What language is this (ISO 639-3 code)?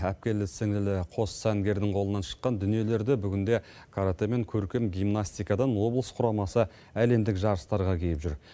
kaz